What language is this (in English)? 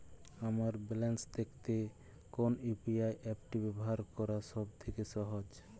Bangla